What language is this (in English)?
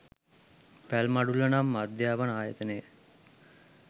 Sinhala